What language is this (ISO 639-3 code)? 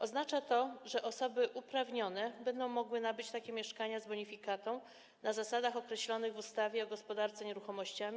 pol